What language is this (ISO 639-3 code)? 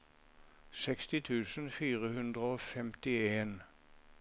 nor